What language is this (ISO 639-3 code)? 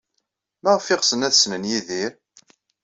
kab